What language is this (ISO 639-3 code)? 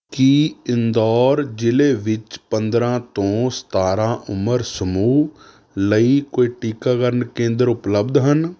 pan